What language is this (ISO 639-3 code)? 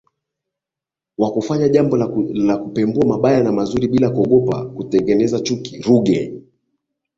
swa